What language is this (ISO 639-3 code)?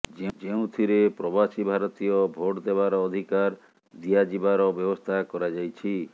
ori